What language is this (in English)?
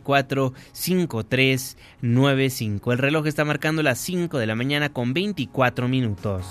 Spanish